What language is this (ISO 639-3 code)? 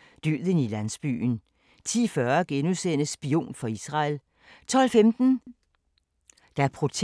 dan